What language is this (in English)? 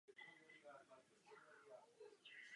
Czech